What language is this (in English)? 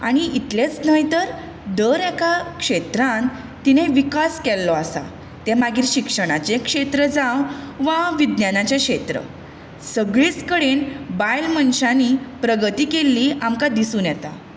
Konkani